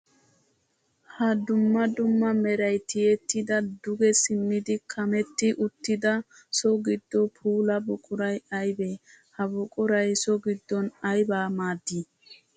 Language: Wolaytta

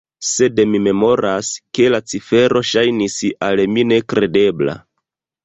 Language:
Esperanto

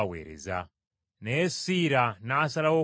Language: Ganda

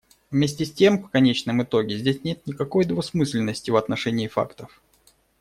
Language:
Russian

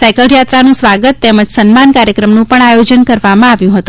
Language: Gujarati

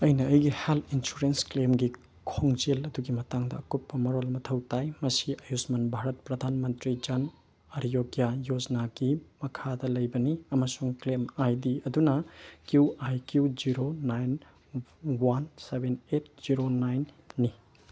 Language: Manipuri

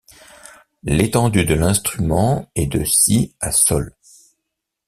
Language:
French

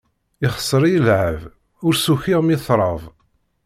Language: Kabyle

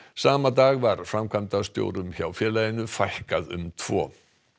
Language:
Icelandic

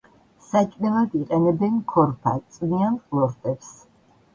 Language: Georgian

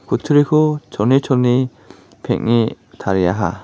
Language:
Garo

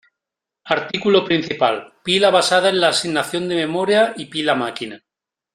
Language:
Spanish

